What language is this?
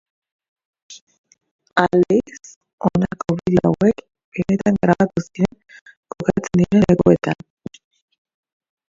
Basque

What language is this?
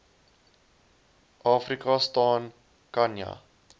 Afrikaans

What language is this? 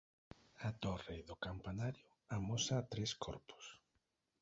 Galician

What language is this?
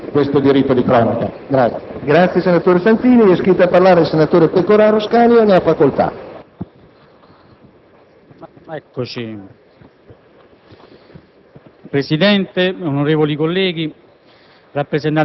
Italian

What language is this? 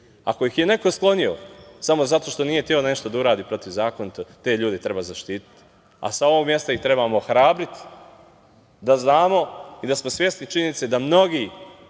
Serbian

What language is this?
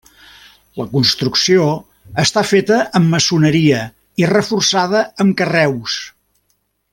Catalan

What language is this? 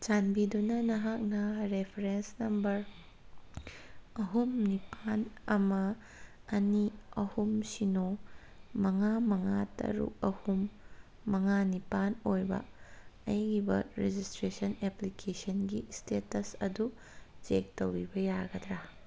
Manipuri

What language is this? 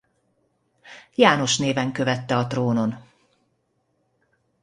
Hungarian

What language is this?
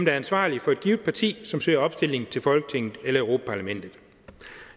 Danish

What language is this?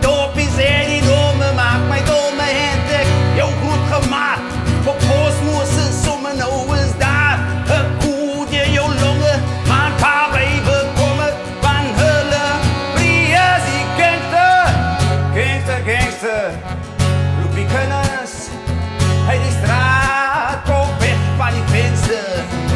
Dutch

